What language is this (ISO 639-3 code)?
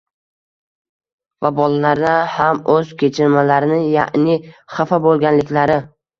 uzb